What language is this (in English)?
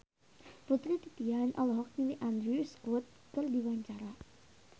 Sundanese